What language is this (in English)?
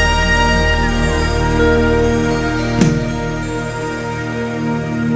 Spanish